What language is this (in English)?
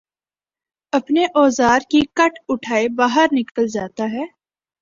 Urdu